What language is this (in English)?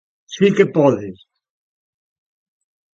Galician